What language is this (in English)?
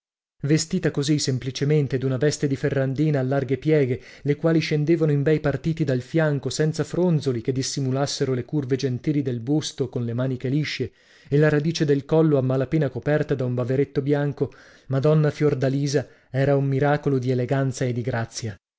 Italian